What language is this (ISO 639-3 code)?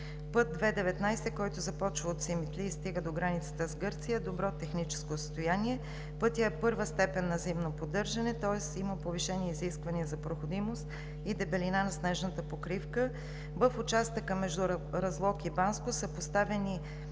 bul